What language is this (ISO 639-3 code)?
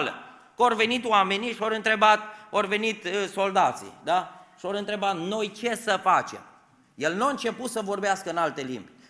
ron